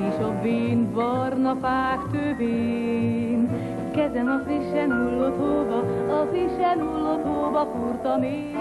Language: Hungarian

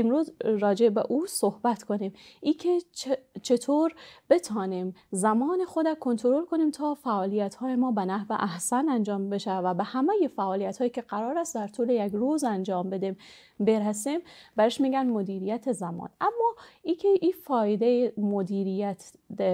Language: Persian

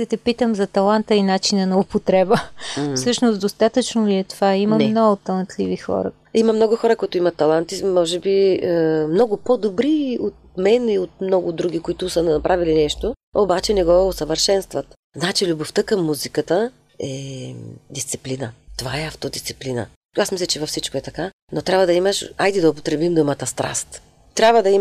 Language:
Bulgarian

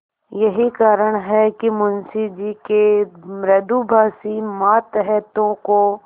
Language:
Hindi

